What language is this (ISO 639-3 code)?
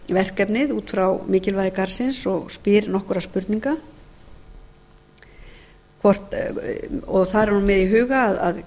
isl